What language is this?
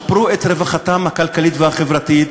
Hebrew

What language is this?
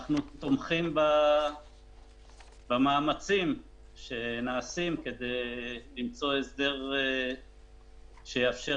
Hebrew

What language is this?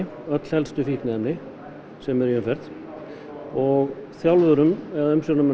Icelandic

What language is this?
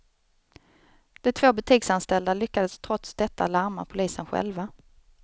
Swedish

